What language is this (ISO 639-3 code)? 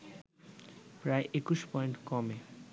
ben